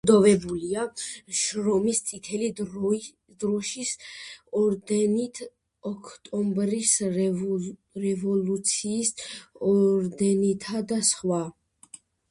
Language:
Georgian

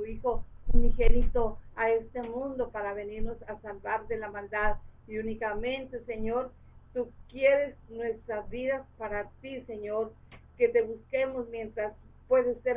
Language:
Spanish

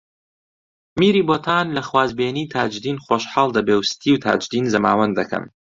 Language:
Central Kurdish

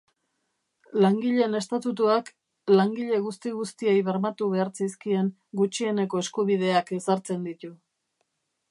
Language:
Basque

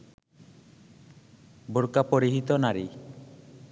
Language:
Bangla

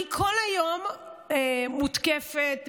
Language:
Hebrew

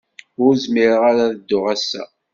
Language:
Kabyle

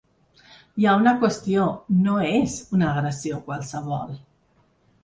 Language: Catalan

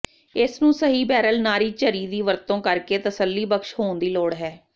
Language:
Punjabi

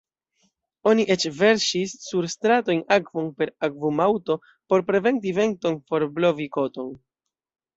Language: Esperanto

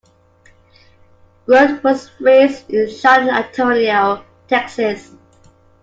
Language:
English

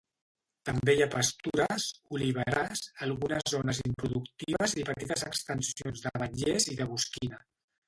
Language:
Catalan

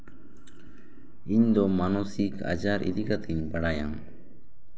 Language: Santali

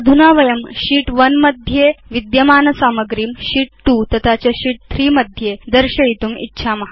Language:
Sanskrit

